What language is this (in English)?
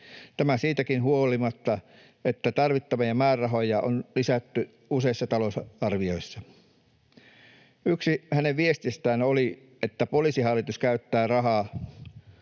Finnish